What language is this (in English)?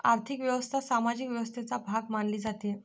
Marathi